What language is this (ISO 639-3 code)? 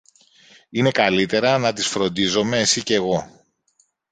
ell